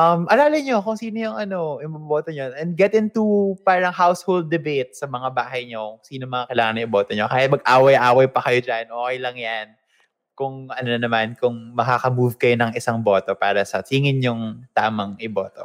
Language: Filipino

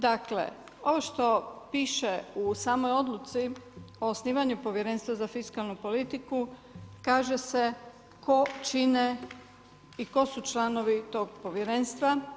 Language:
Croatian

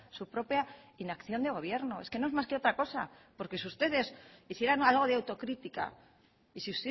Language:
Spanish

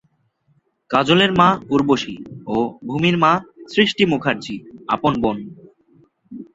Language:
Bangla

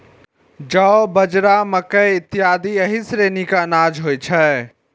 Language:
Maithili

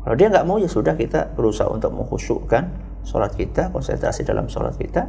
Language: Indonesian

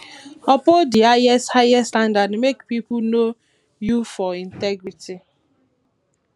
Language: Nigerian Pidgin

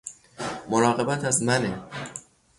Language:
Persian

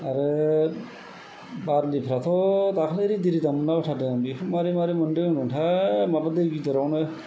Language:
Bodo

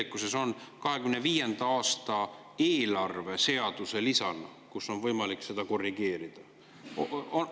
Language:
Estonian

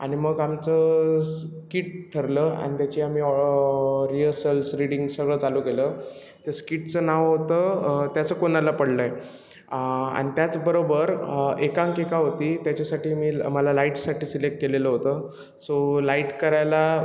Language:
Marathi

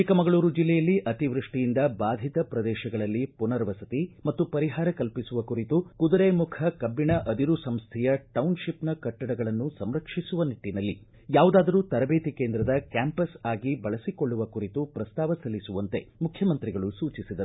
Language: Kannada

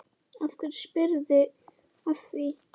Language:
Icelandic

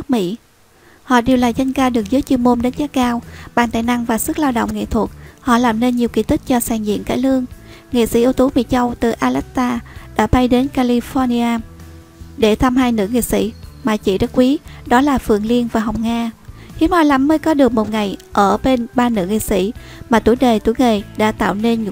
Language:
Vietnamese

